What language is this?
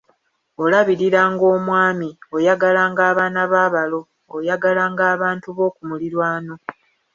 Ganda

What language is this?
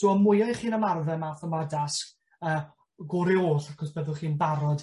Welsh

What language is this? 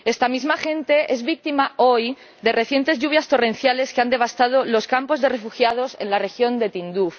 Spanish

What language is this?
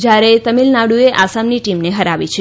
Gujarati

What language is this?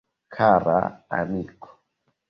Esperanto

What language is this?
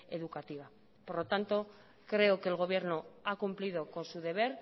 Spanish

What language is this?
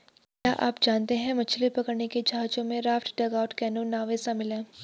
Hindi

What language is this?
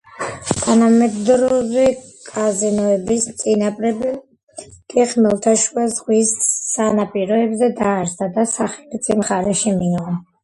Georgian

